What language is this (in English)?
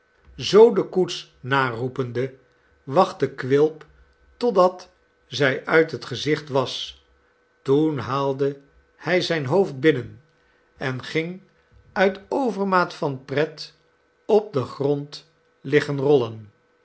Dutch